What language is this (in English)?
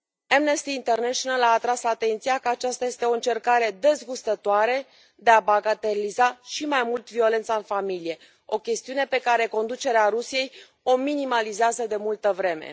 Romanian